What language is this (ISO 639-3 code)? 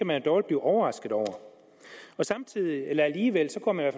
dan